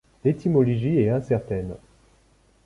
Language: French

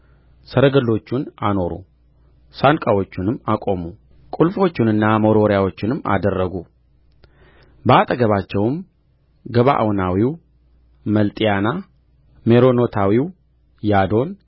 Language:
Amharic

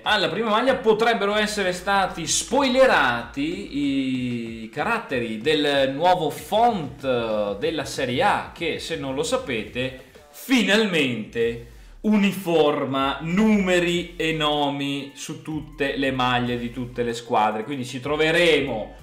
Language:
Italian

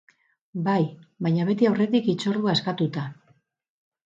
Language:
Basque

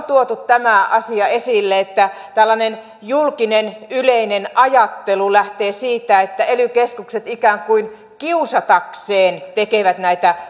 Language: Finnish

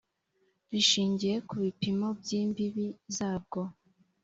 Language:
Kinyarwanda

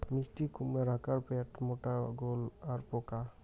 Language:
Bangla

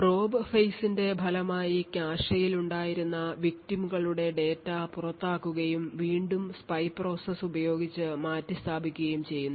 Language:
Malayalam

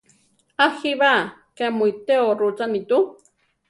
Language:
Central Tarahumara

